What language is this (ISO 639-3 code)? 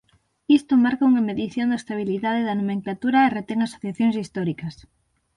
glg